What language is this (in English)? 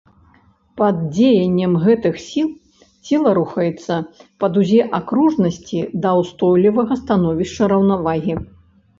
Belarusian